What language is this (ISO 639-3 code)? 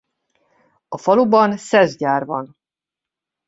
hun